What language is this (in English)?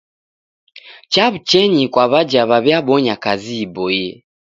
Taita